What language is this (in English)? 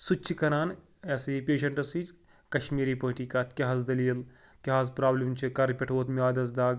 Kashmiri